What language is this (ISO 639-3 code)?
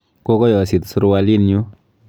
kln